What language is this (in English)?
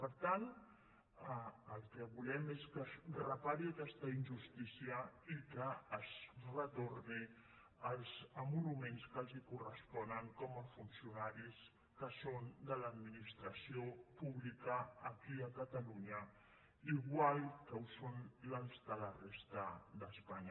Catalan